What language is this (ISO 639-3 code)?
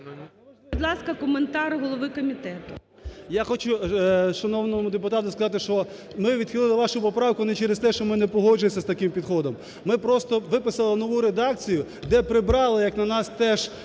ukr